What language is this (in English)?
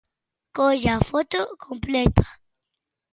Galician